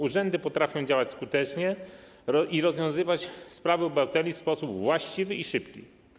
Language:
Polish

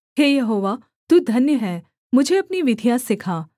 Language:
Hindi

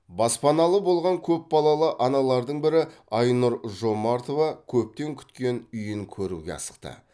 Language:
Kazakh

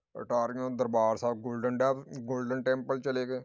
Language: Punjabi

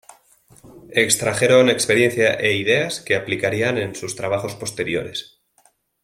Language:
Spanish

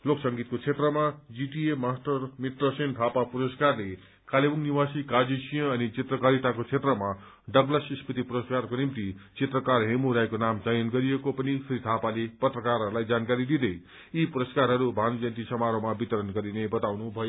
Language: Nepali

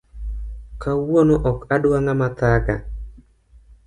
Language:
Luo (Kenya and Tanzania)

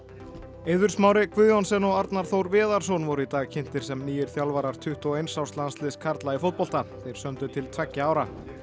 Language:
Icelandic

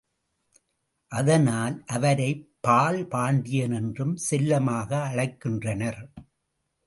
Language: Tamil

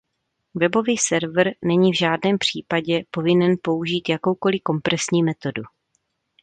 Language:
Czech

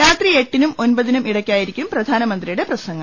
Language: Malayalam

